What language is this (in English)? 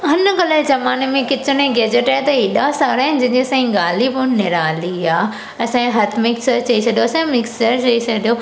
Sindhi